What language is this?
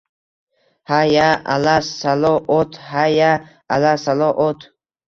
Uzbek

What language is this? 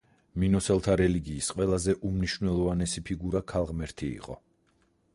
Georgian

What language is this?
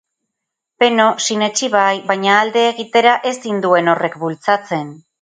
Basque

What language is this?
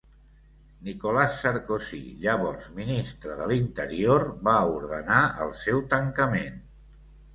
Catalan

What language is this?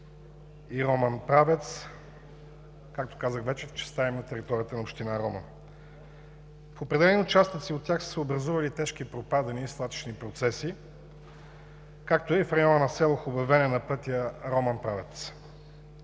Bulgarian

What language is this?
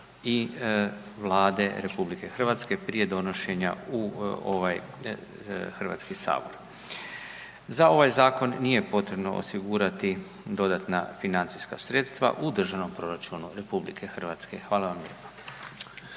Croatian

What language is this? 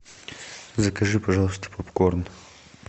Russian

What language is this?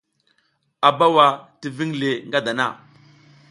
South Giziga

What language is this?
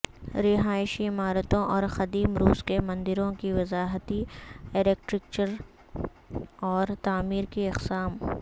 Urdu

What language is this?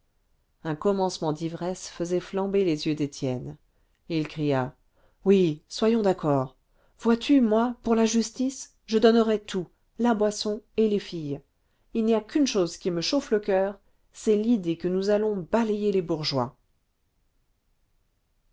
French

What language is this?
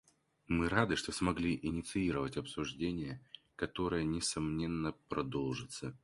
Russian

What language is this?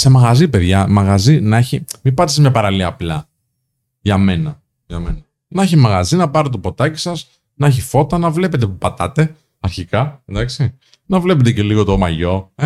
Greek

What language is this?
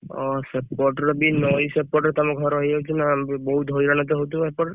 Odia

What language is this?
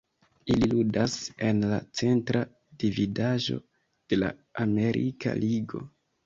Esperanto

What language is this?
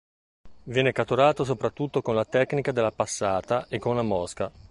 Italian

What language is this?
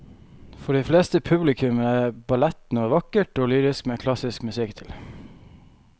Norwegian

